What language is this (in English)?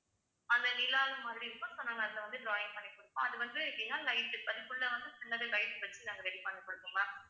Tamil